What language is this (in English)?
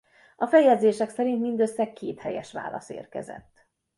Hungarian